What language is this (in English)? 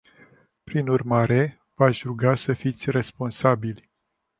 Romanian